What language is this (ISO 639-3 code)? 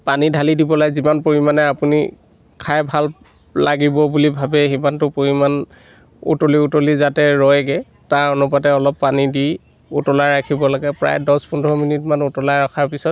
asm